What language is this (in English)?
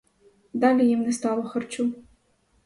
Ukrainian